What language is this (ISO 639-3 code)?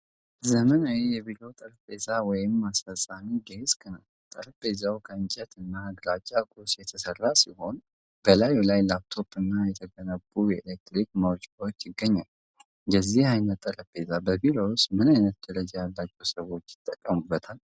amh